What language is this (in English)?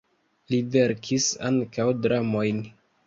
Esperanto